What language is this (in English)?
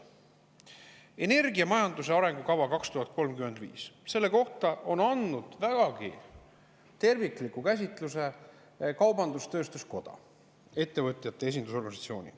Estonian